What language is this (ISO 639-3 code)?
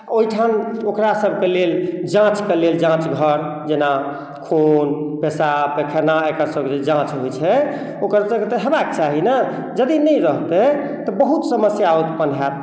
mai